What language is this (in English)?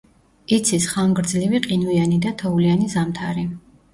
Georgian